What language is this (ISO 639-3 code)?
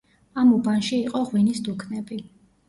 kat